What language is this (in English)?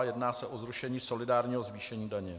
Czech